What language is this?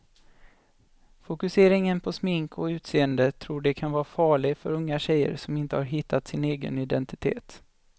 Swedish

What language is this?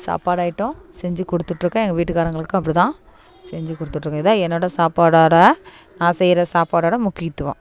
Tamil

